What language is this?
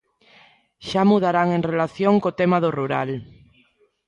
Galician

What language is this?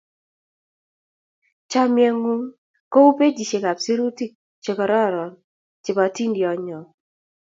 Kalenjin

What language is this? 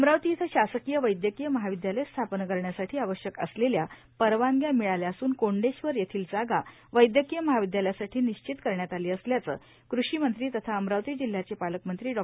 Marathi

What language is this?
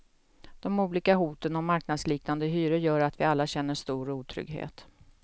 Swedish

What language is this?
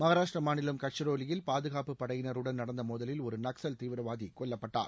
Tamil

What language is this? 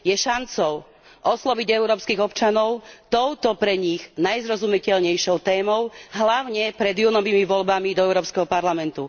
Slovak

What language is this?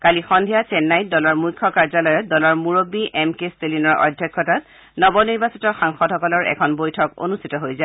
Assamese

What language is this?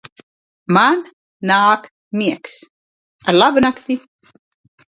Latvian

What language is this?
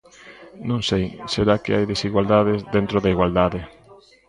Galician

